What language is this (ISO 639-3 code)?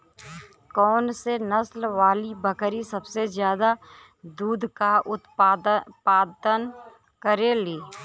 bho